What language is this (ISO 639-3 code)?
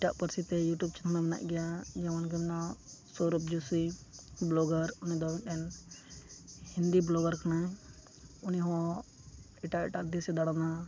sat